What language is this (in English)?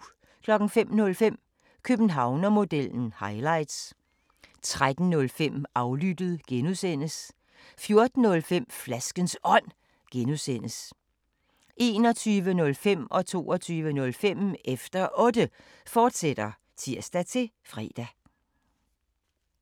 Danish